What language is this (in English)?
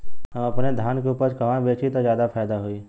Bhojpuri